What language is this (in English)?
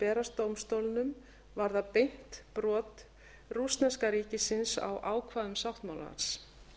Icelandic